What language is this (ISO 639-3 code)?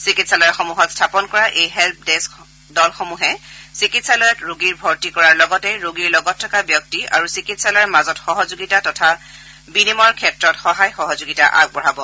asm